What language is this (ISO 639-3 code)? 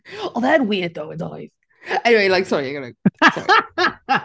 cym